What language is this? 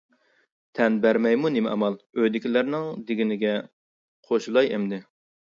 Uyghur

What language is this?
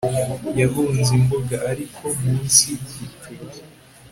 Kinyarwanda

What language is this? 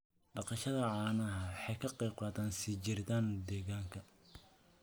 Somali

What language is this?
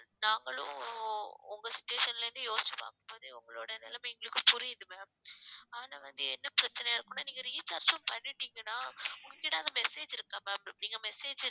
Tamil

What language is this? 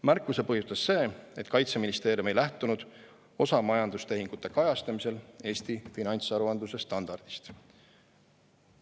Estonian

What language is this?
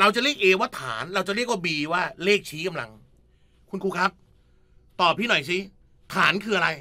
Thai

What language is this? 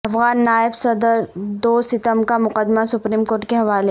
Urdu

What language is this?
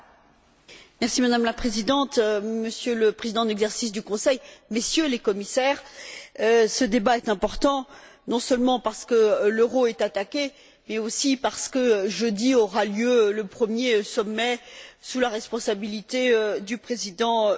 French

